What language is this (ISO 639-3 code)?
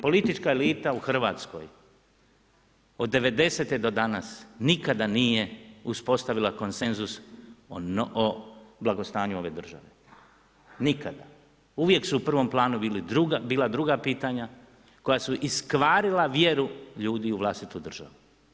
hrv